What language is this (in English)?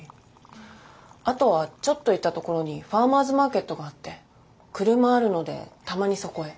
Japanese